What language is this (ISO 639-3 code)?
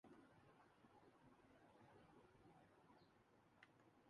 urd